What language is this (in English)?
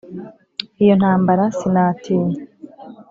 Kinyarwanda